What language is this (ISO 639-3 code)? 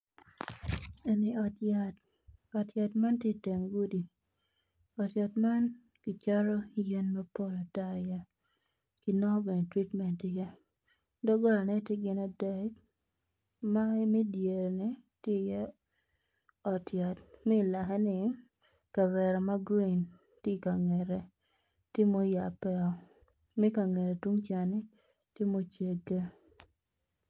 ach